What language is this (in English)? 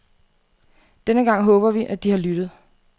Danish